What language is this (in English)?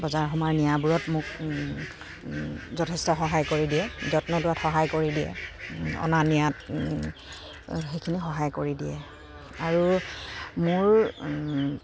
Assamese